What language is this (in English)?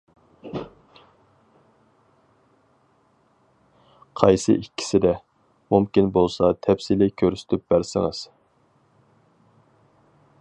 Uyghur